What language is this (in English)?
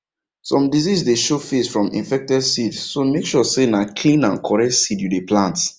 Nigerian Pidgin